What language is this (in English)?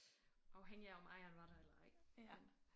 Danish